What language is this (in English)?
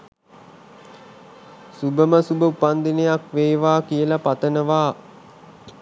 Sinhala